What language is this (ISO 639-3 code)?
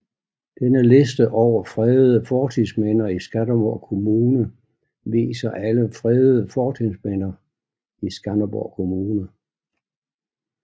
dan